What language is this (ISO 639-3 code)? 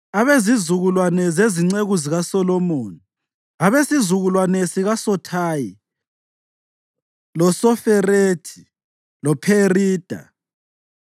nde